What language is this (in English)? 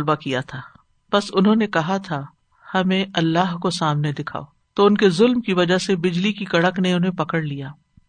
Urdu